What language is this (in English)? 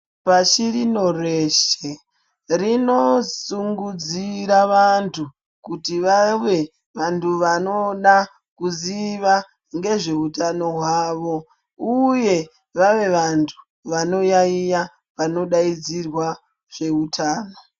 Ndau